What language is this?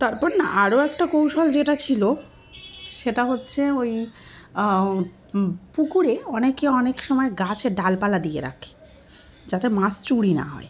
Bangla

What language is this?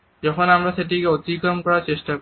Bangla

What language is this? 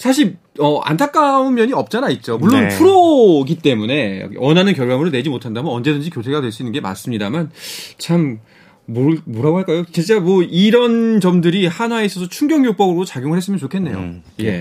Korean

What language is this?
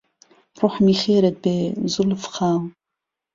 Central Kurdish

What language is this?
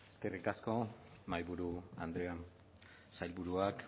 Basque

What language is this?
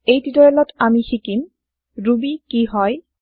Assamese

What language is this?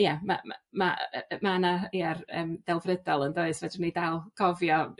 Welsh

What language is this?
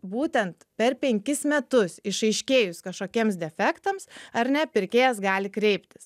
Lithuanian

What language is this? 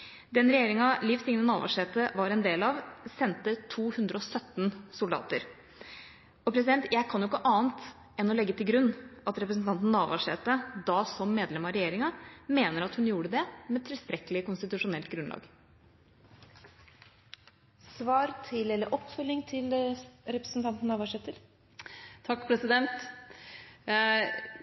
Norwegian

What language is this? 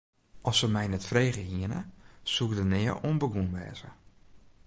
Western Frisian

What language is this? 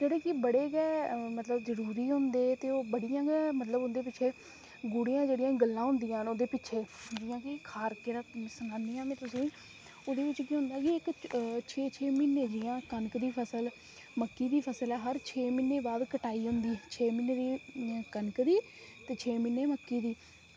Dogri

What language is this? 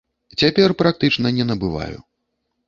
Belarusian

